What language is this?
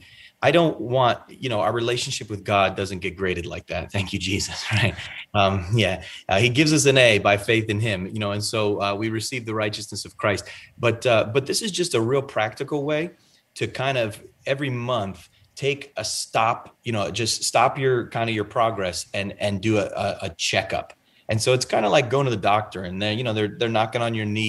English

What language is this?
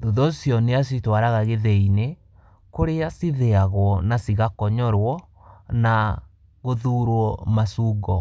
Kikuyu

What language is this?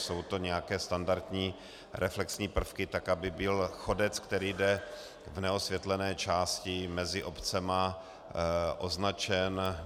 Czech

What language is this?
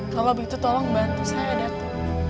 Indonesian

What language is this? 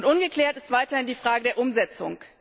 German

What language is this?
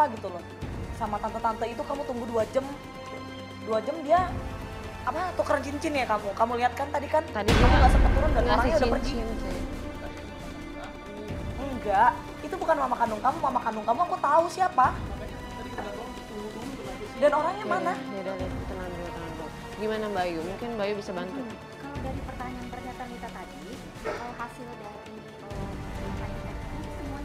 Indonesian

